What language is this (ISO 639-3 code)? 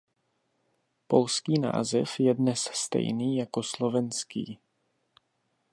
ces